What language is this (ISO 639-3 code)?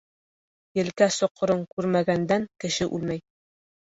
bak